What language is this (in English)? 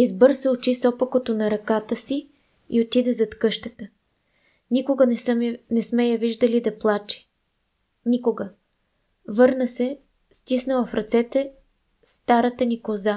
Bulgarian